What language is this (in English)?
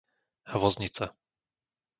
Slovak